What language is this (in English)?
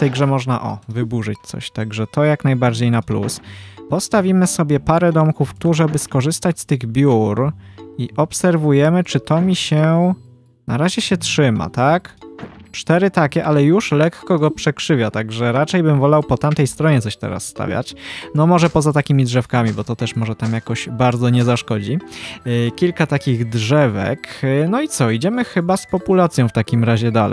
Polish